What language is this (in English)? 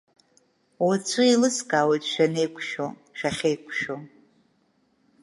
Abkhazian